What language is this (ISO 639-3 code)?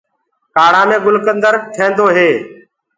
ggg